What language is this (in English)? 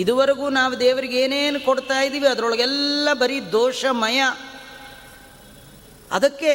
Kannada